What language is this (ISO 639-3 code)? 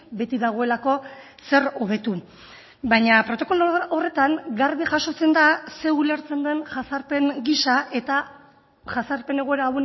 eus